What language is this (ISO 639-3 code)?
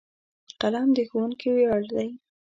pus